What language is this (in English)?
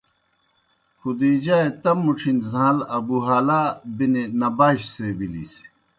Kohistani Shina